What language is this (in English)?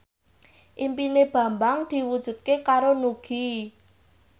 Javanese